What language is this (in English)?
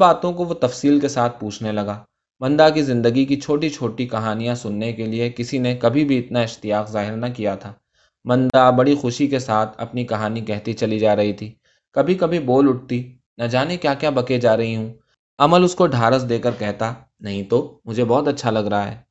Urdu